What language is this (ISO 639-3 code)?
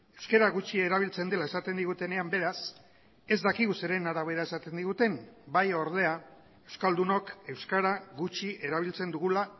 eus